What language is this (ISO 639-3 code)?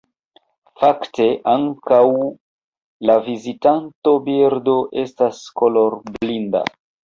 epo